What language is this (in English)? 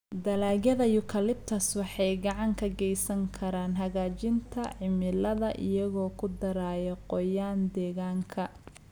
Somali